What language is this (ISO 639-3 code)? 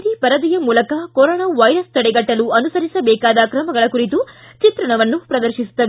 kan